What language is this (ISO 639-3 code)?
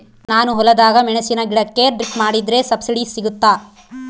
kan